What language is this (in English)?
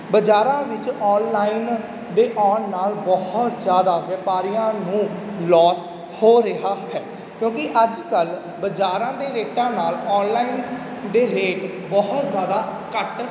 Punjabi